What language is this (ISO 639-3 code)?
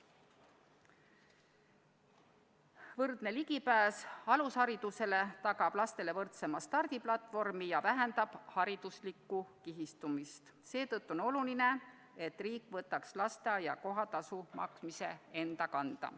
est